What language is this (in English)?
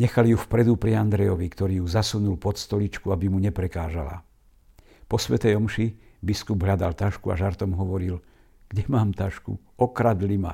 Slovak